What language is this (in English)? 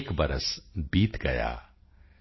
Punjabi